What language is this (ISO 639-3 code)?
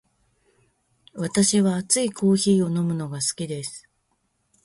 jpn